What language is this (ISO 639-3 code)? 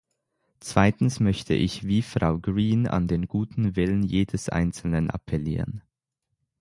deu